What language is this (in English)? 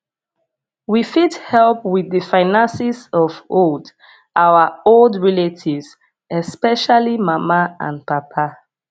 Nigerian Pidgin